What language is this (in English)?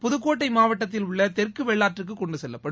Tamil